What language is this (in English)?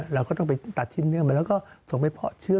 Thai